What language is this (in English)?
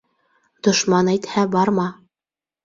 Bashkir